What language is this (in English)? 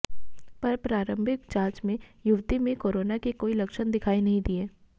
Hindi